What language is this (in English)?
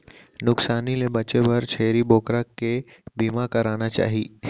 Chhattisgarhi